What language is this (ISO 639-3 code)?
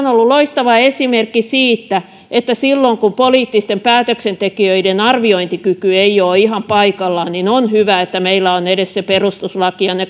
fin